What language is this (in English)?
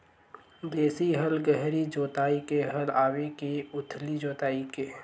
Chhattisgarhi